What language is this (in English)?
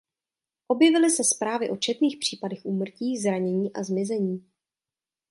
Czech